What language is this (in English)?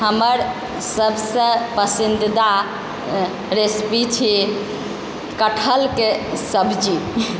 Maithili